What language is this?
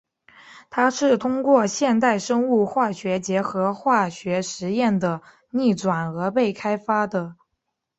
Chinese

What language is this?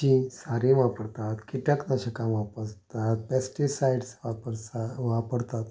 Konkani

